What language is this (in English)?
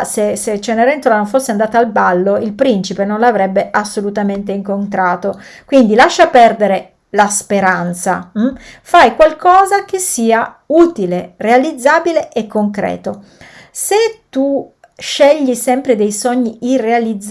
Italian